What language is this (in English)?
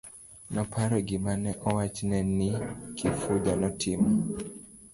Luo (Kenya and Tanzania)